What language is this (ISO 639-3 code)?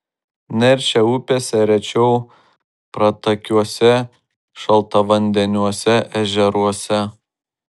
lit